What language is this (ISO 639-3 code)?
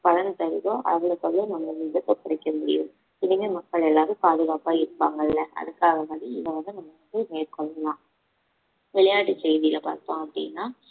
tam